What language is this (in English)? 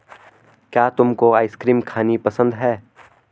Hindi